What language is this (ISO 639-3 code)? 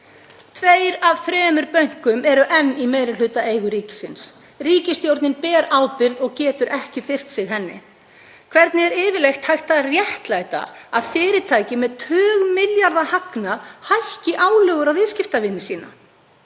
isl